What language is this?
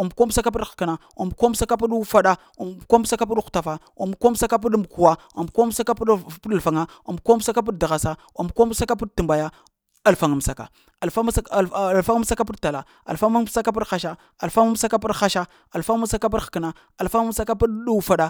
Lamang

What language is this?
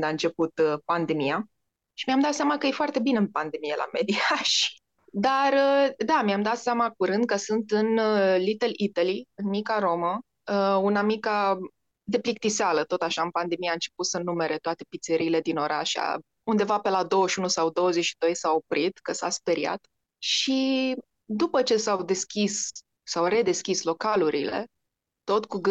Romanian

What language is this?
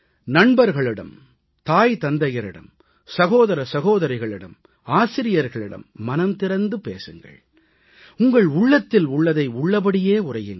Tamil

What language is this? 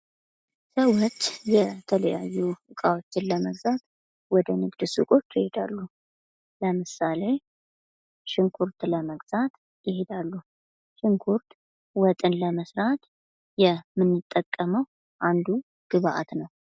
Amharic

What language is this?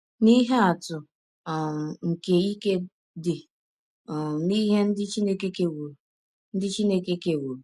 Igbo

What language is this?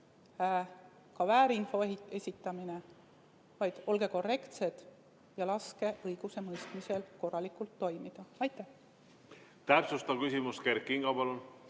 Estonian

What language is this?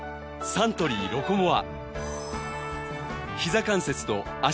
Japanese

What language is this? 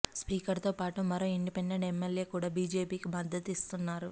Telugu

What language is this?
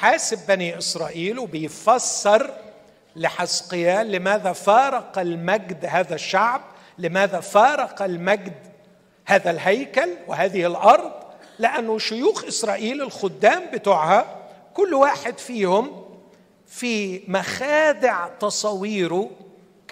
Arabic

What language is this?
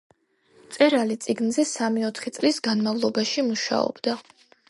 Georgian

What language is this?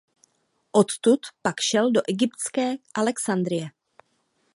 Czech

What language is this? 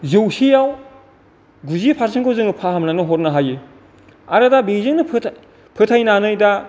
Bodo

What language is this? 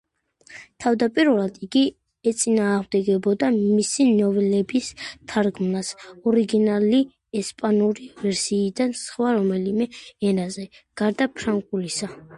Georgian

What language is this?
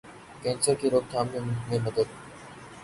Urdu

